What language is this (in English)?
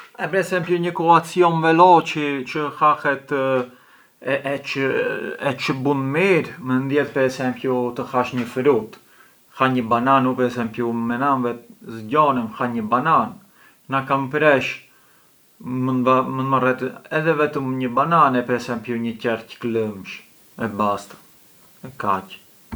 Arbëreshë Albanian